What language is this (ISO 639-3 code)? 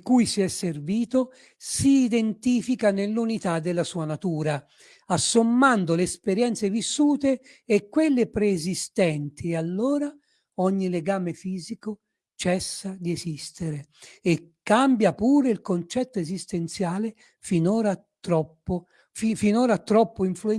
ita